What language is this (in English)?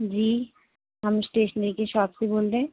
Urdu